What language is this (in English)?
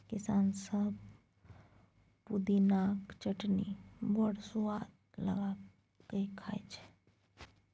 Maithili